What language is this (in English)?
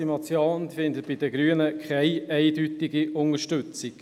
Swiss German